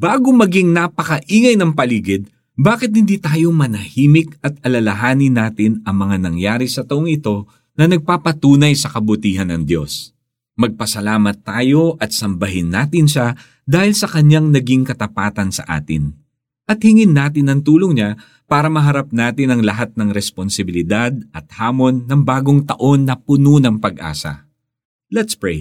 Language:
Filipino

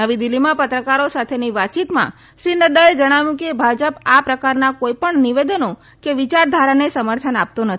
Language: Gujarati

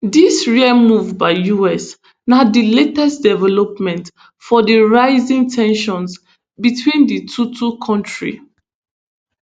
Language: Nigerian Pidgin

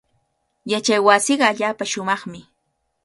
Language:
Cajatambo North Lima Quechua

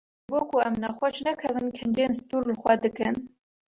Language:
Kurdish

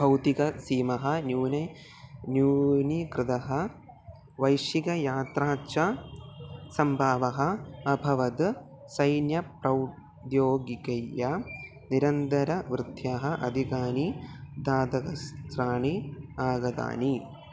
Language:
Sanskrit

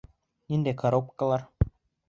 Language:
Bashkir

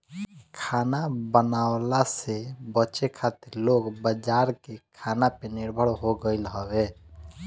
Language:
Bhojpuri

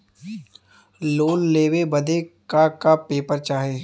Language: Bhojpuri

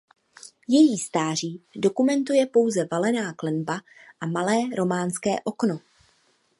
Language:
Czech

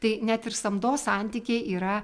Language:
Lithuanian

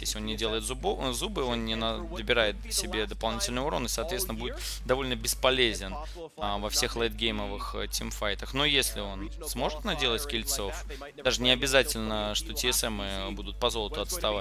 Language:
Russian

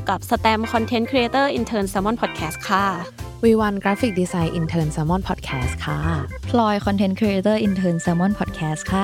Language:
Thai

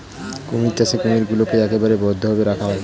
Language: Bangla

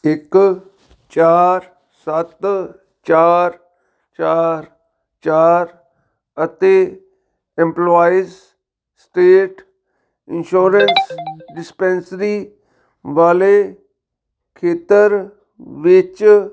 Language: Punjabi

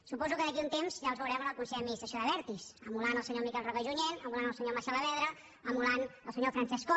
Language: Catalan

